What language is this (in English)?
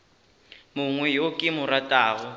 Northern Sotho